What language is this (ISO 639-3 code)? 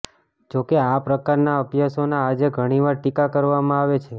guj